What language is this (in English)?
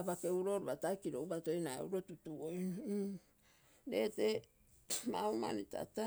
Terei